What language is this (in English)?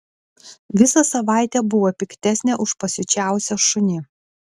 Lithuanian